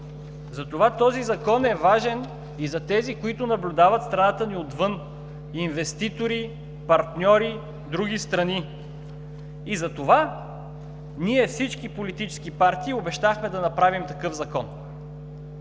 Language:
Bulgarian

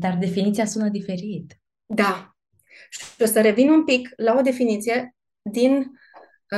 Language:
Romanian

